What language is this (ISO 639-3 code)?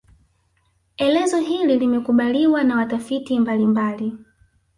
swa